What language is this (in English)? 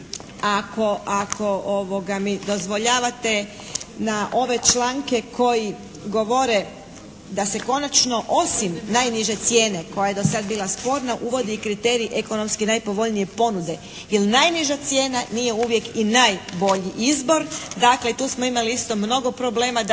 Croatian